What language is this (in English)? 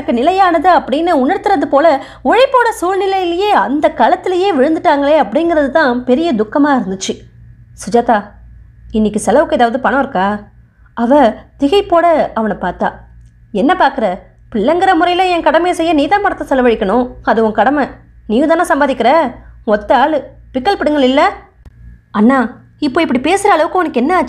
Indonesian